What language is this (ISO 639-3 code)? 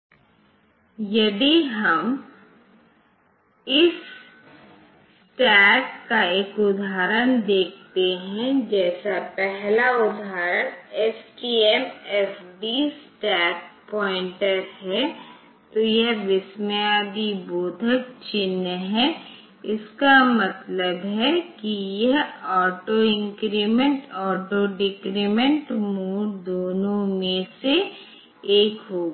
hin